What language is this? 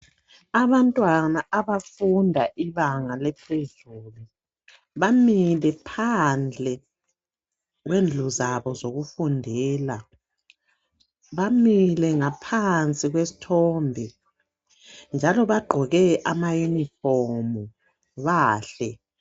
North Ndebele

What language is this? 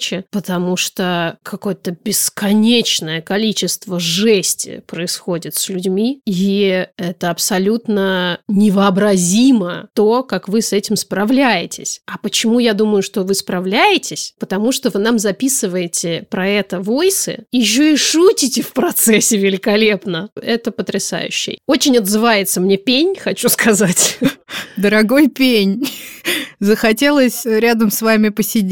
Russian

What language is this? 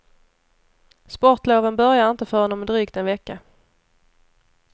Swedish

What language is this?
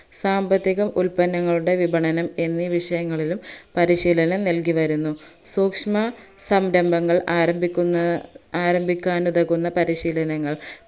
Malayalam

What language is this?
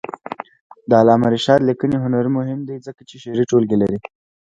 Pashto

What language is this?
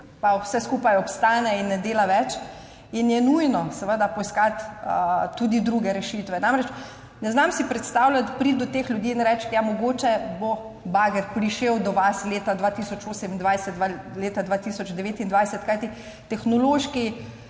Slovenian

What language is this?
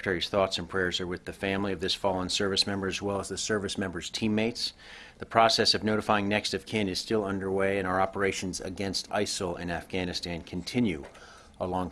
English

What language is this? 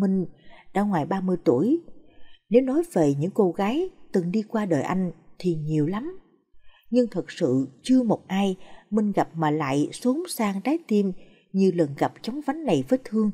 Vietnamese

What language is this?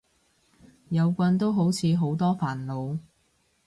Cantonese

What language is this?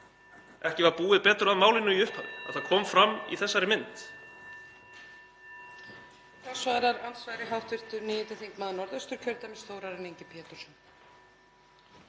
Icelandic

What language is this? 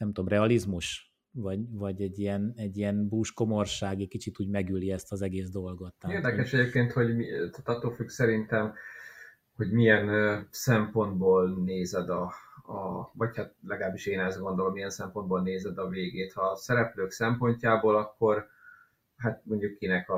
Hungarian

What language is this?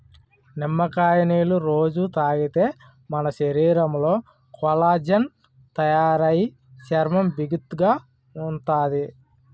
Telugu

